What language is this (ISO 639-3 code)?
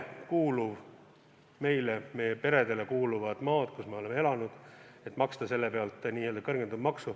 est